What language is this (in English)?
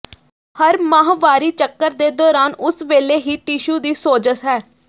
Punjabi